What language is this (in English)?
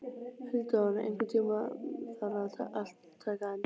Icelandic